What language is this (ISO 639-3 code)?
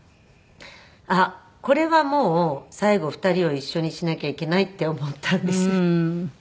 jpn